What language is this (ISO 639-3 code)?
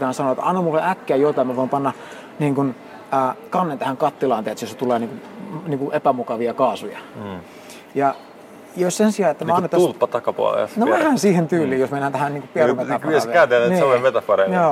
fin